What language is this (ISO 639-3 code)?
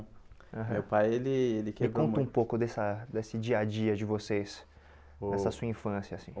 por